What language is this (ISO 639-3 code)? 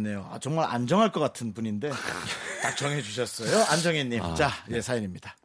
kor